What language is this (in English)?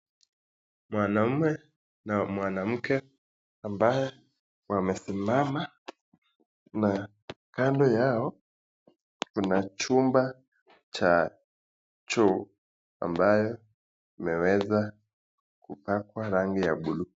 Swahili